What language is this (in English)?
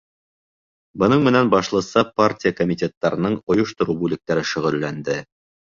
Bashkir